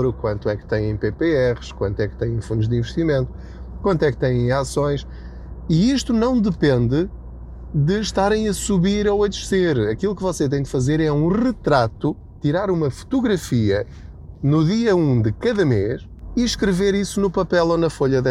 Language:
Portuguese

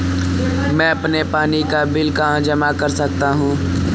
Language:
Hindi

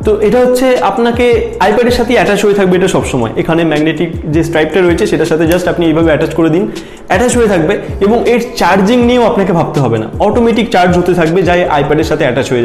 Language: Bangla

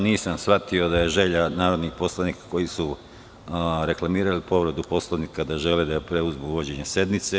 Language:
Serbian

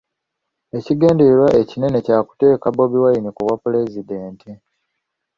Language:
Ganda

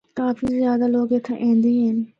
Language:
Northern Hindko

